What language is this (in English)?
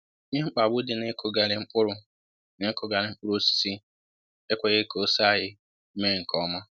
Igbo